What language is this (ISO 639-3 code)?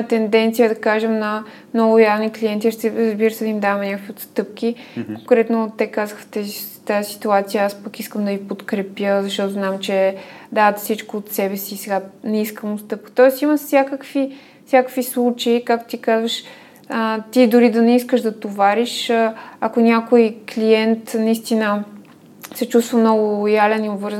bul